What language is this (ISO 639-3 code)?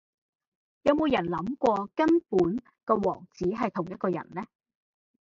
yue